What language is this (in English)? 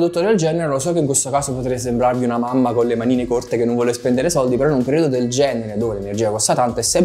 Italian